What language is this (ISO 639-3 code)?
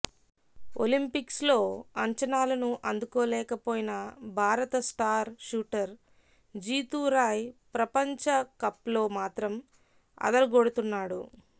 tel